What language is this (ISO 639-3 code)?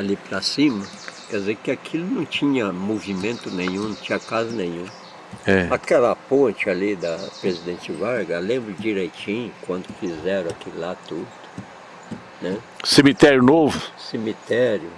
por